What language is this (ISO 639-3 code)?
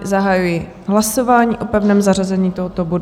ces